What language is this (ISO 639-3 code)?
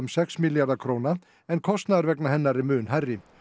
isl